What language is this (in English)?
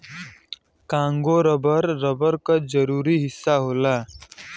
Bhojpuri